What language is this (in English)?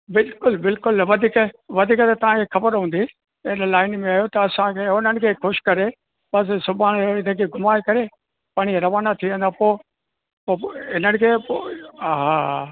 Sindhi